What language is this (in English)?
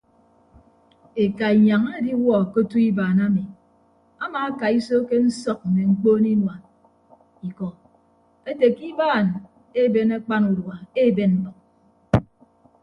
Ibibio